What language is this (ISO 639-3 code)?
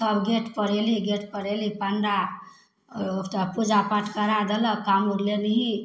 mai